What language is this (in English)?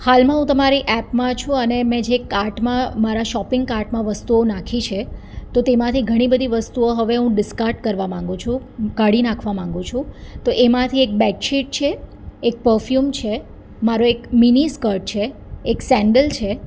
Gujarati